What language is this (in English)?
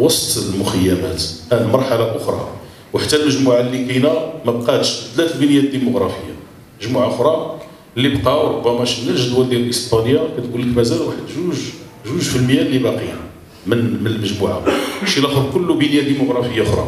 Arabic